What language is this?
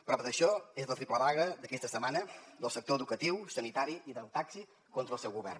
Catalan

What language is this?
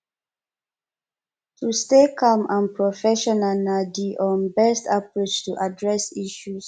Nigerian Pidgin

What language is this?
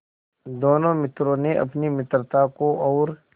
Hindi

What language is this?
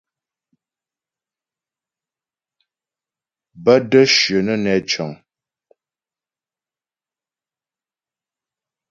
Ghomala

